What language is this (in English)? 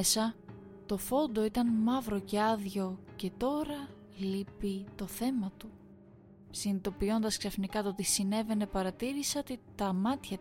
Greek